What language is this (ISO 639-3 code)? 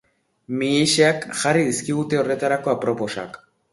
eus